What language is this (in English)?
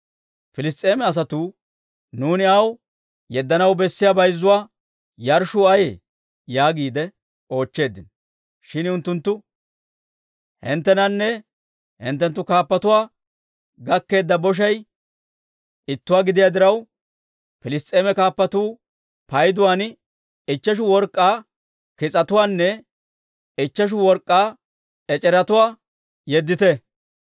Dawro